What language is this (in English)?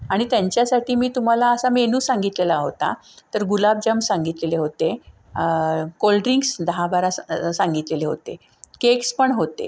Marathi